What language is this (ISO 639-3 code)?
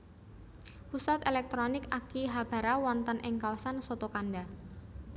jav